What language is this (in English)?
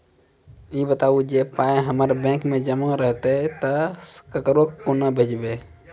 Maithili